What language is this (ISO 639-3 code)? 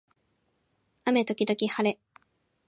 jpn